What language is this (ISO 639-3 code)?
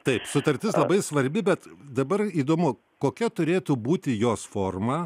lit